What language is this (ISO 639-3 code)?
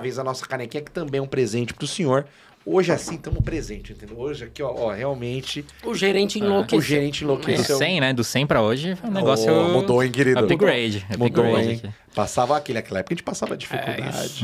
por